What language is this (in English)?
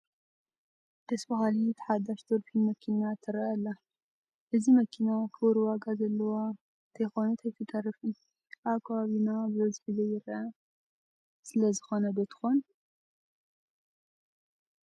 Tigrinya